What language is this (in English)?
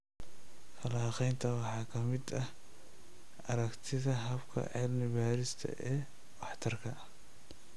Somali